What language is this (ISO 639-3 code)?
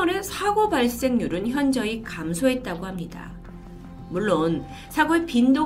kor